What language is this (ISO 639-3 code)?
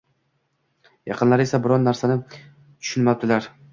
uzb